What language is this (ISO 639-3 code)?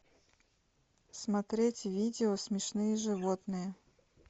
rus